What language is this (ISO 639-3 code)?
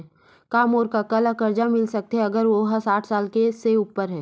hne